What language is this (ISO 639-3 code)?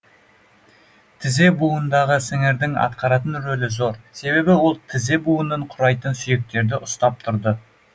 kaz